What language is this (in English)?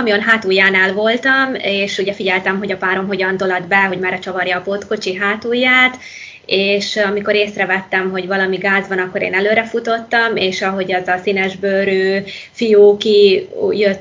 Hungarian